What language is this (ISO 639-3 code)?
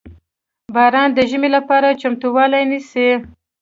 pus